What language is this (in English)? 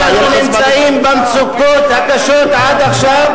Hebrew